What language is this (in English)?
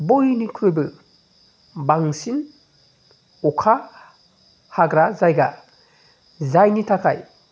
Bodo